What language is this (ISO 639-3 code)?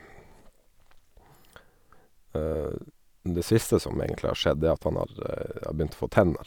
nor